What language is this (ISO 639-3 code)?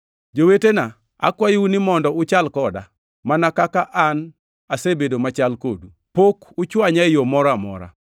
luo